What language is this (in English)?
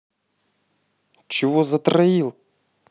Russian